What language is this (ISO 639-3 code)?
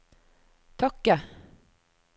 nor